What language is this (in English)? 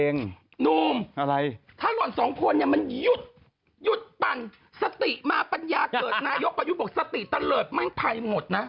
Thai